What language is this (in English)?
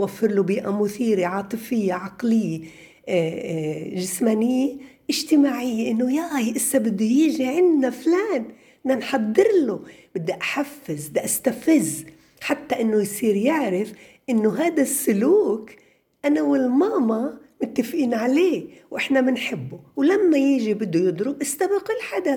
Arabic